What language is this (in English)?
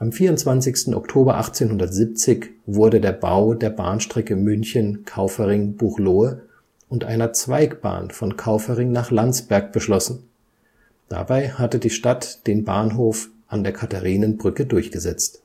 German